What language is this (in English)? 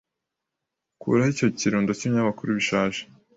Kinyarwanda